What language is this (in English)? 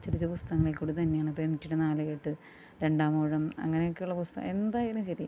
Malayalam